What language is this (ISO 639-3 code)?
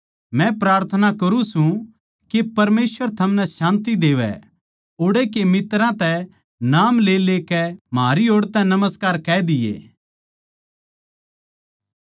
bgc